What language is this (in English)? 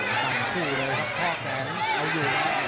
Thai